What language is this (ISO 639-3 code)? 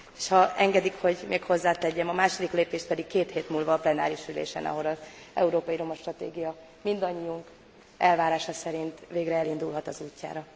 hun